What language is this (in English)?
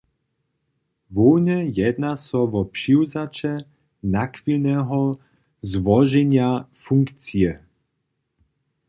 Upper Sorbian